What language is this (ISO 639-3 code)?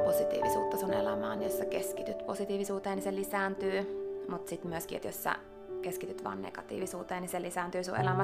fin